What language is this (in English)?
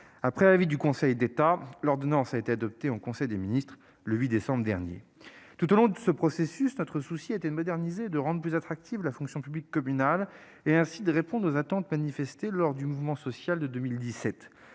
French